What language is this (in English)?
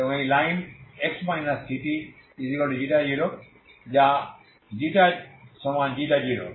Bangla